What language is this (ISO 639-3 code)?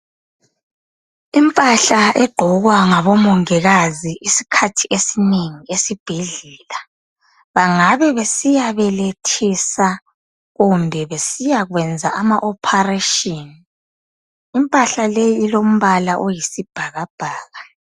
nde